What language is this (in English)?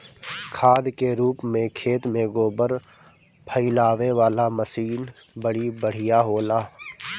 Bhojpuri